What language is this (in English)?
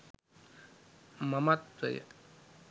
Sinhala